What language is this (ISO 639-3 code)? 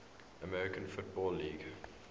eng